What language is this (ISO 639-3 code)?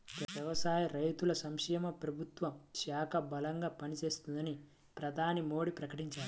tel